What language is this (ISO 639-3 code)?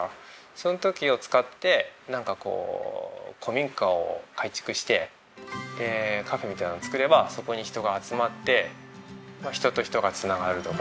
jpn